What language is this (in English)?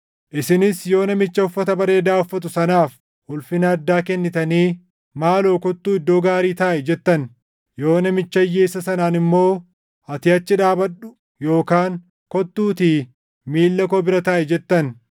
Oromo